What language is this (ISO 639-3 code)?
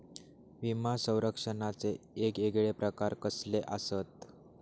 mar